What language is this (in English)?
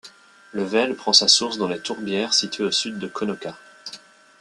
French